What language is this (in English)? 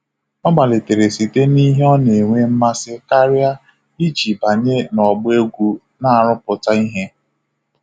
Igbo